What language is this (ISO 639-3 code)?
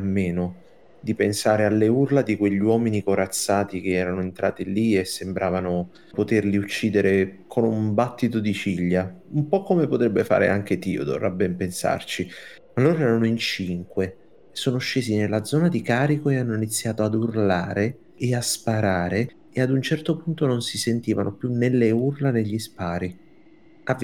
ita